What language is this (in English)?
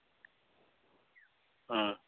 Santali